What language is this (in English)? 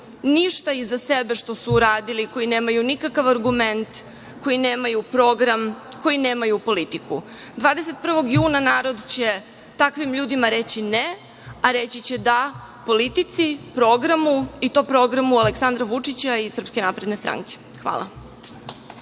Serbian